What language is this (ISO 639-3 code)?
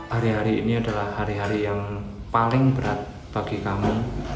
ind